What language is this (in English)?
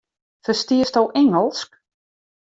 Western Frisian